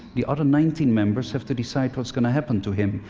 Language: English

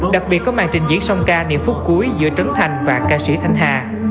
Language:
Vietnamese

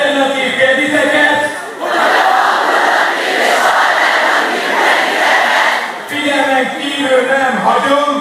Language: Hungarian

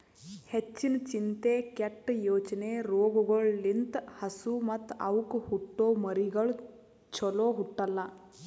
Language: Kannada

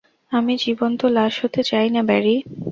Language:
Bangla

